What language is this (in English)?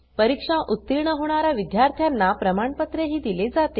Marathi